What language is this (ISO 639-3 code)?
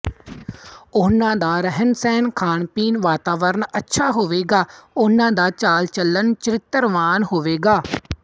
pan